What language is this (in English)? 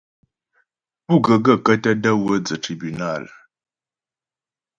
Ghomala